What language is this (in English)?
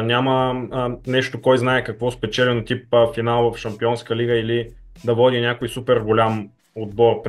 Bulgarian